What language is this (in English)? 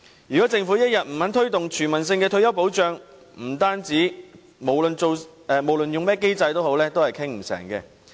Cantonese